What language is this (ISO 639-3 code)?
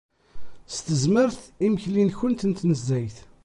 kab